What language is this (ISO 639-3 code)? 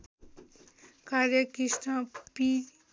nep